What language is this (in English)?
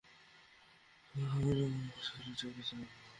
Bangla